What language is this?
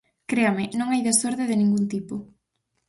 Galician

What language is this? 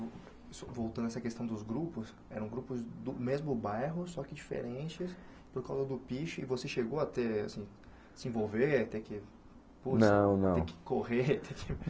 Portuguese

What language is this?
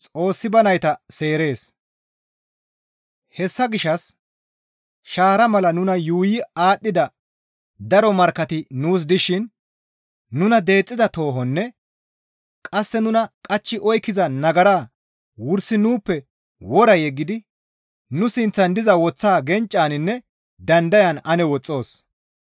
Gamo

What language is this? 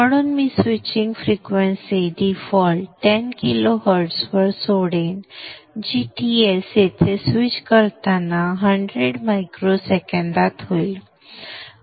Marathi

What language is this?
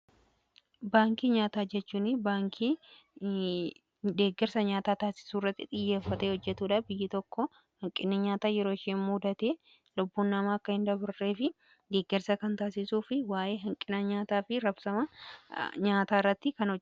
Oromo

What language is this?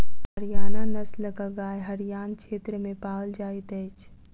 Maithili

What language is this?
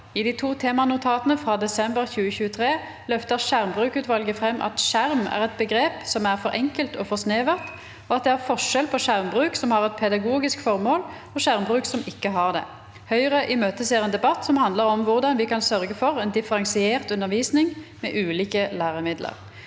Norwegian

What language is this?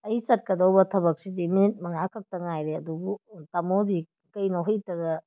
Manipuri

